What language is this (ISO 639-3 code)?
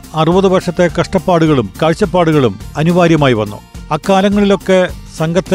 mal